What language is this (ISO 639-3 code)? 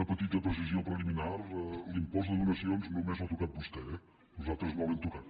cat